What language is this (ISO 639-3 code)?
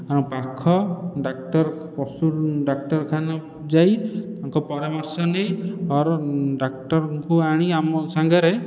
ori